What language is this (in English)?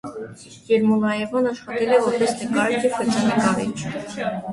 Armenian